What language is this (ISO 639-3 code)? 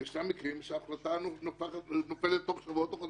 heb